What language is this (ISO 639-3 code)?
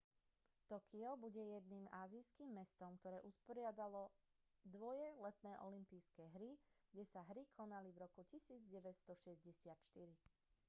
slk